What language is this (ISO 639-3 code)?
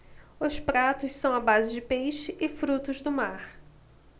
por